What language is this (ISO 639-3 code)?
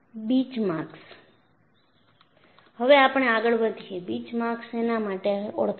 guj